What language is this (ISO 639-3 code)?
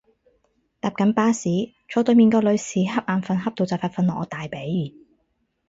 yue